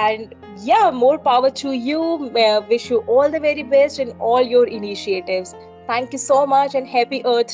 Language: English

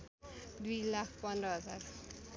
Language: Nepali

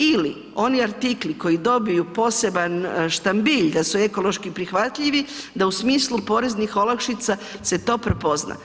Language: Croatian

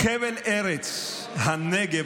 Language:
Hebrew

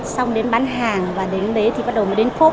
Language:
Vietnamese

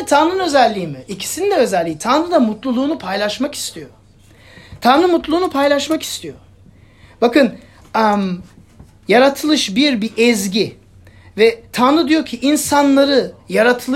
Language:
Turkish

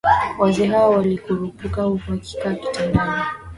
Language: Swahili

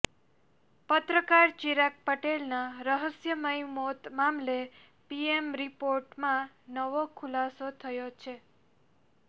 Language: Gujarati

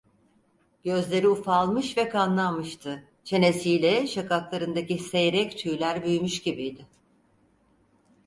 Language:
Turkish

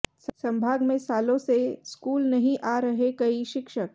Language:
Hindi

